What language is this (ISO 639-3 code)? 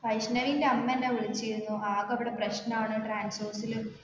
mal